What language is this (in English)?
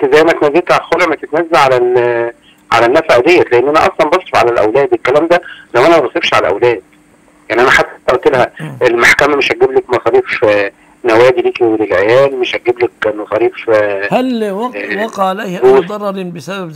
Arabic